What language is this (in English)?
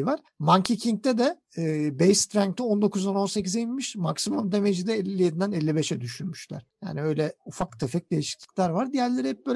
Turkish